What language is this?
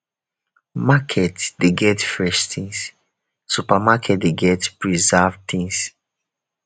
Nigerian Pidgin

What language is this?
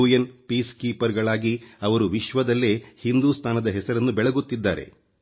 Kannada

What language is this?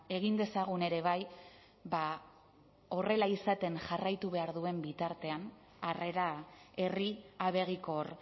Basque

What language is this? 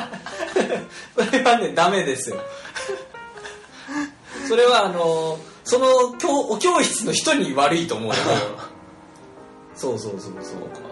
Japanese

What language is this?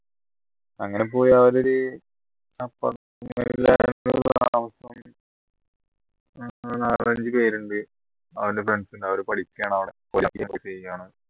Malayalam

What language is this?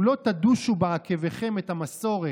Hebrew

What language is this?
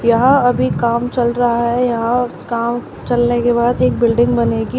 Hindi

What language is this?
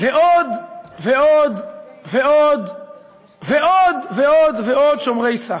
Hebrew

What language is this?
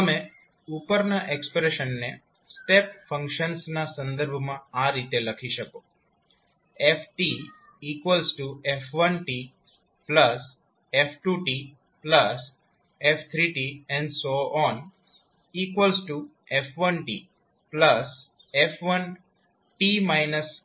Gujarati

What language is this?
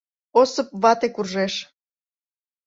Mari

